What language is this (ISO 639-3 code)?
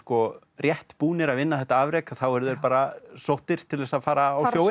isl